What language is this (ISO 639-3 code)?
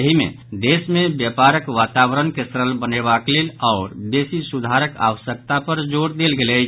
mai